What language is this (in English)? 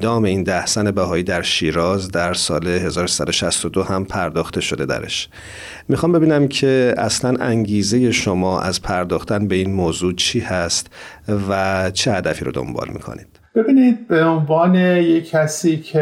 Persian